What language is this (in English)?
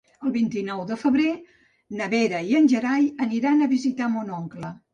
Catalan